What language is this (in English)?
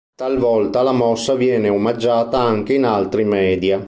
Italian